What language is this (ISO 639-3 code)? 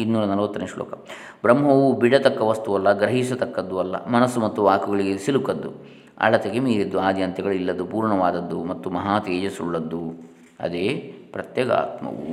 kan